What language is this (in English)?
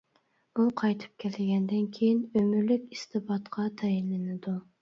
Uyghur